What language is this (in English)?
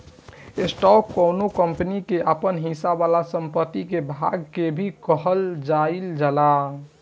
Bhojpuri